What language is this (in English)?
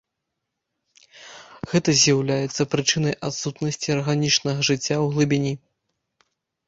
Belarusian